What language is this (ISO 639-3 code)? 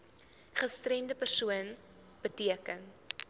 afr